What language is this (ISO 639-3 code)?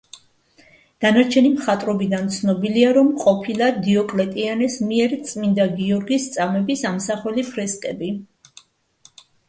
kat